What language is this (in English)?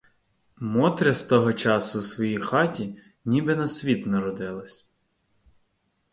Ukrainian